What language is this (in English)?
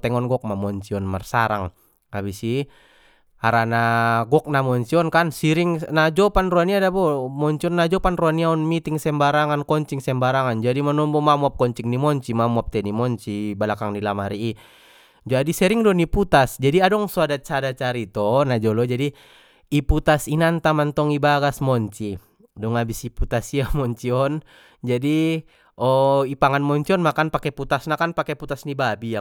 Batak Mandailing